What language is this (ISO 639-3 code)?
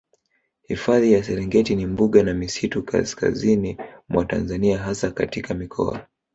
swa